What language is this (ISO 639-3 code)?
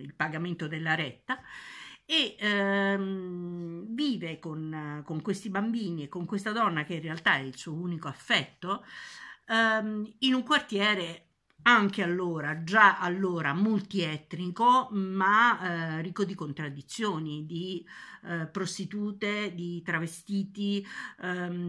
ita